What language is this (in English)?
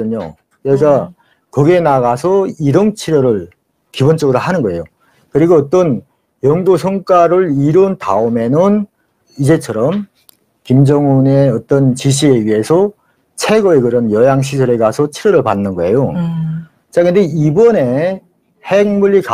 Korean